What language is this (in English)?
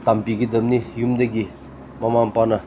Manipuri